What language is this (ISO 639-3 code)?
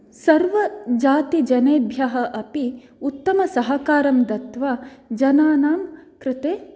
san